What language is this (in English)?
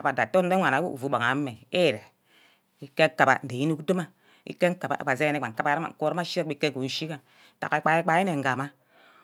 Ubaghara